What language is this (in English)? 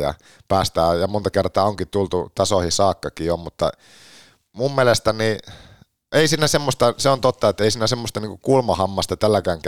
Finnish